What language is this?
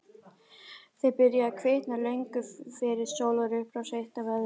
Icelandic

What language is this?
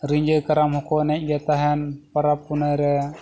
Santali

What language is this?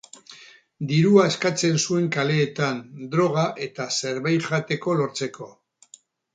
Basque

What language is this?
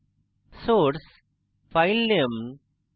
Bangla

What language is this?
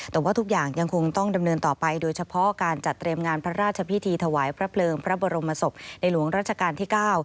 Thai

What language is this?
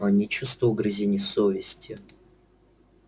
Russian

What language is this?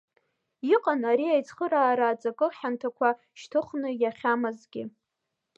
Abkhazian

